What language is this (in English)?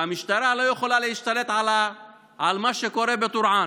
Hebrew